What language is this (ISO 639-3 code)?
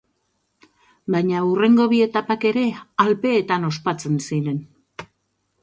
eus